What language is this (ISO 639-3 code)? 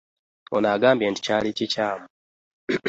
lug